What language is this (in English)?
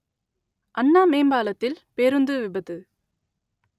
Tamil